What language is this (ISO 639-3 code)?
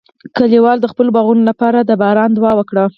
pus